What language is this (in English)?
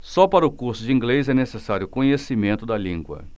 Portuguese